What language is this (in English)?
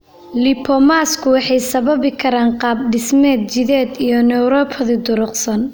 Somali